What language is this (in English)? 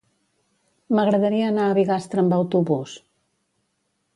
Catalan